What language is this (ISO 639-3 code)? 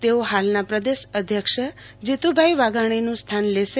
guj